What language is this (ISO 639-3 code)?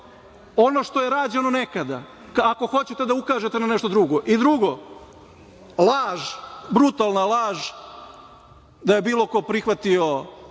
srp